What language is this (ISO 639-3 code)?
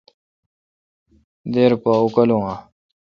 xka